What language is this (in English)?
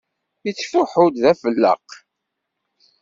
Kabyle